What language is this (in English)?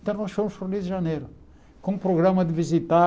Portuguese